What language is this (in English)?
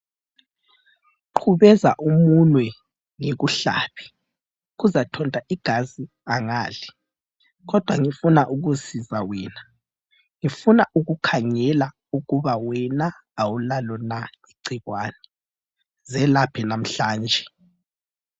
North Ndebele